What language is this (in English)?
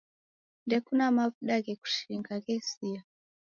Taita